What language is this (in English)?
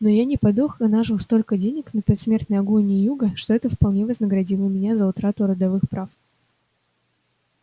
Russian